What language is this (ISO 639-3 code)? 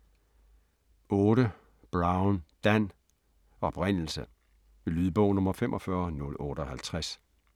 dan